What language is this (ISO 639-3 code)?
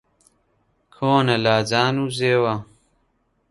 ckb